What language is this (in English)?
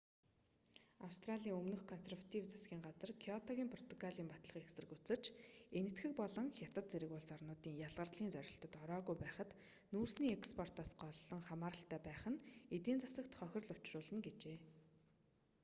Mongolian